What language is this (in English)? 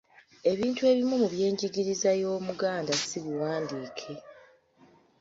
Ganda